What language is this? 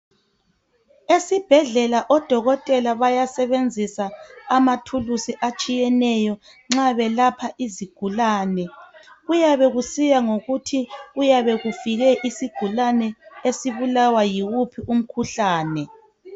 North Ndebele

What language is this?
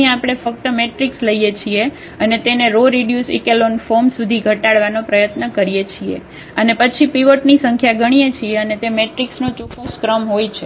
Gujarati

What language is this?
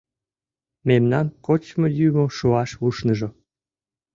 Mari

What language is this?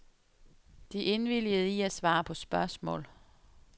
Danish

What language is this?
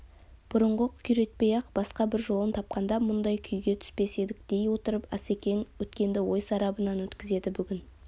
Kazakh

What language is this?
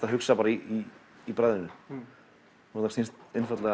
Icelandic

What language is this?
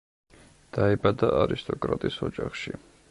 Georgian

